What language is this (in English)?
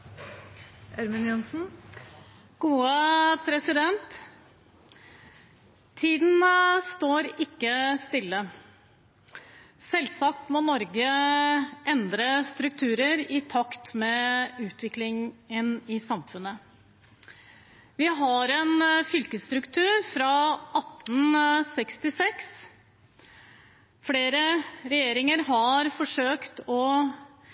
Norwegian Bokmål